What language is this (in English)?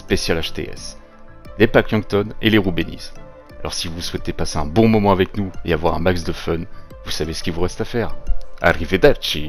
French